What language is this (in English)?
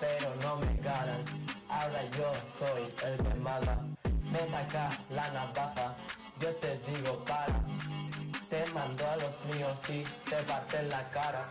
Spanish